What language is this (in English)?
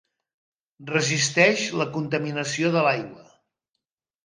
Catalan